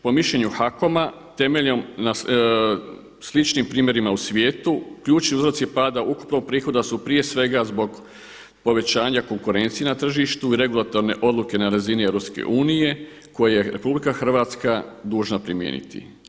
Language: Croatian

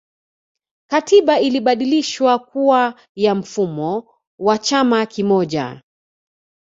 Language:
Swahili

